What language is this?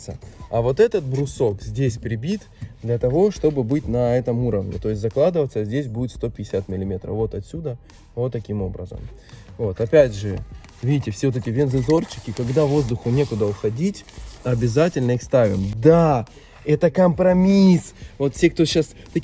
Russian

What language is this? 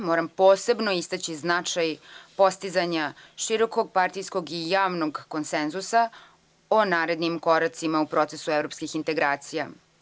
Serbian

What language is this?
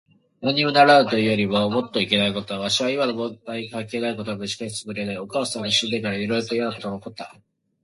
Japanese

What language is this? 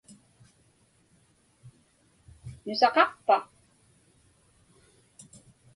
Inupiaq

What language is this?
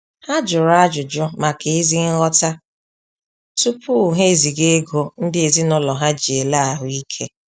Igbo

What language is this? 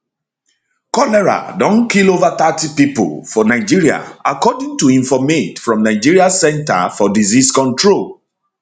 Nigerian Pidgin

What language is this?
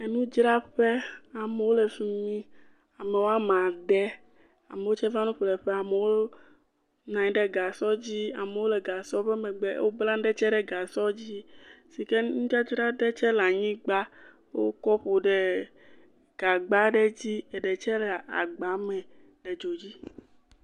Ewe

